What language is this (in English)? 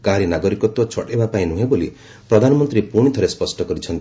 Odia